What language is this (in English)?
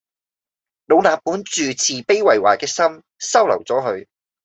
Cantonese